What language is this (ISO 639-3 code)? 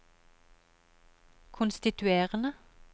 nor